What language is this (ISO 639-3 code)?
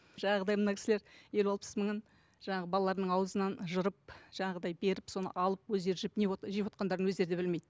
kaz